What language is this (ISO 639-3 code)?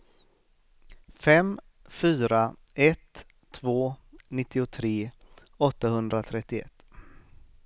swe